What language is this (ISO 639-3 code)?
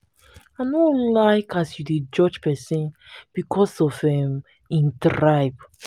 pcm